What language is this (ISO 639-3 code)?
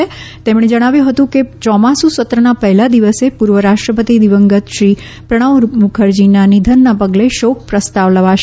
guj